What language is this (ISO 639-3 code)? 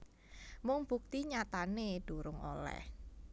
jav